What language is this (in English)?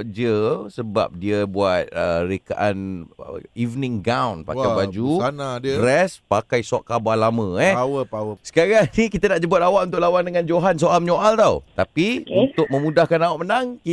Malay